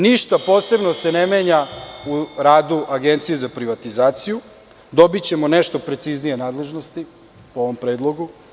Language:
Serbian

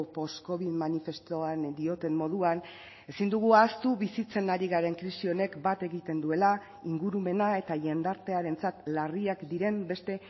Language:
Basque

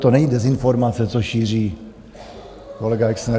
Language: Czech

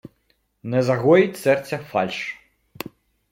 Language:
Ukrainian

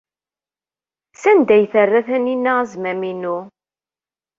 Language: Kabyle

